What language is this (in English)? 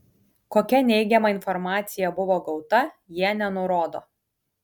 Lithuanian